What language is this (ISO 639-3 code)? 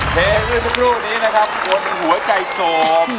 tha